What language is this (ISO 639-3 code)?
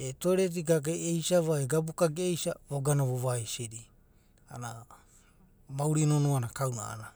kbt